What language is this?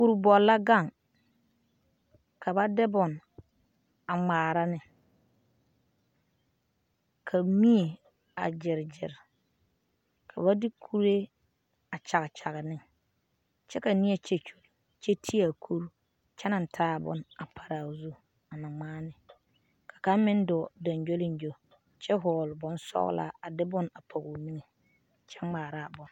Southern Dagaare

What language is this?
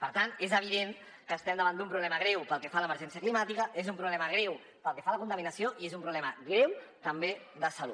Catalan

